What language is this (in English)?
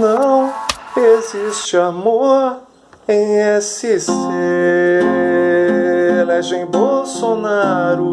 Portuguese